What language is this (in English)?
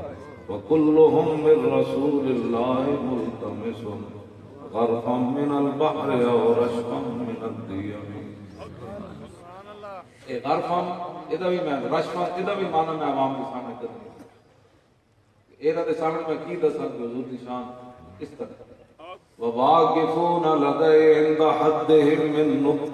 Urdu